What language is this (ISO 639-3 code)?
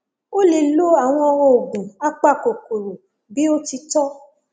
yor